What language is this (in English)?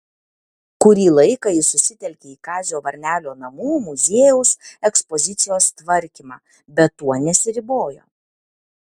Lithuanian